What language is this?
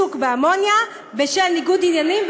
Hebrew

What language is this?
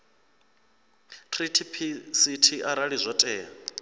Venda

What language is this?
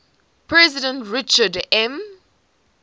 English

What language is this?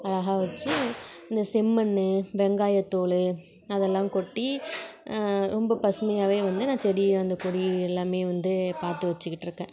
Tamil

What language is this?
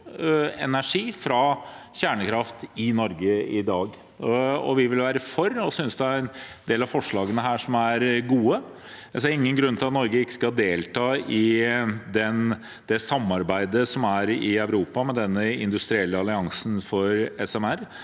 Norwegian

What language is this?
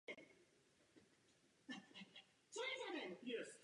Czech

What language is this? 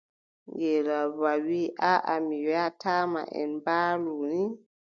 Adamawa Fulfulde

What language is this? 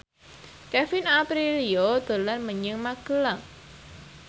Javanese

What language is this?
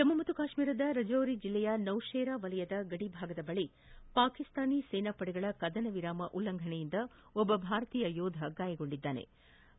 Kannada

